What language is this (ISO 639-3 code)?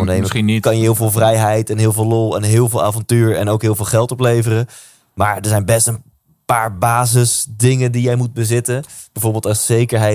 nld